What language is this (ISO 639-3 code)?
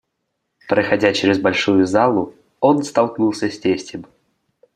rus